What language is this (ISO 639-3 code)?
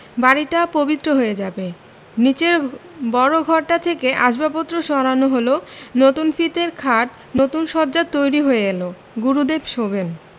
ben